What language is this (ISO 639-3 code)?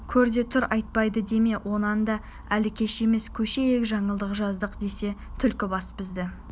kaz